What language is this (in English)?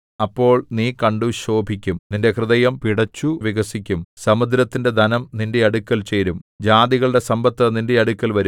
Malayalam